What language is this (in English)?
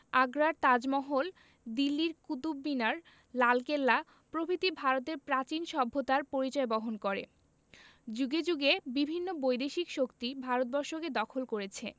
Bangla